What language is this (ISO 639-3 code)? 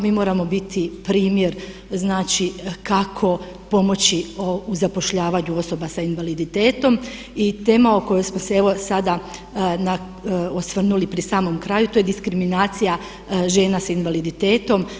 hrv